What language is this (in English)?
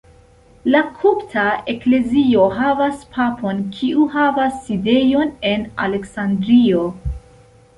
Esperanto